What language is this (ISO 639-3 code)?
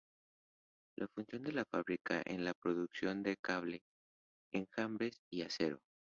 spa